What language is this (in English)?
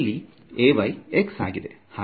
Kannada